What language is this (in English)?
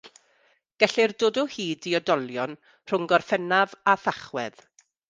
Welsh